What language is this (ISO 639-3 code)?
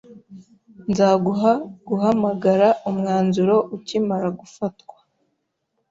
kin